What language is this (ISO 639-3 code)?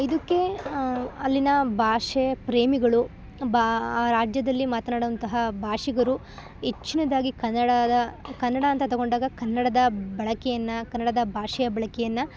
kan